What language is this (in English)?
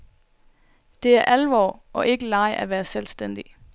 Danish